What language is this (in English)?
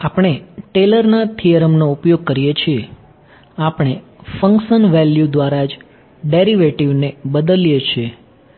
Gujarati